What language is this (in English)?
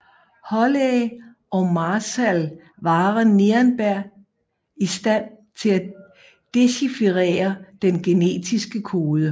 Danish